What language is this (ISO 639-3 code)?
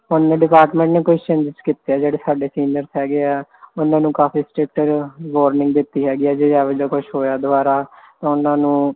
pan